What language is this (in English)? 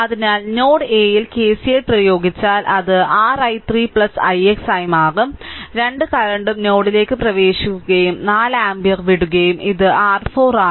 Malayalam